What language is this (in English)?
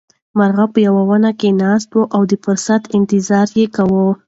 Pashto